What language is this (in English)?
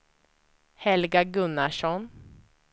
Swedish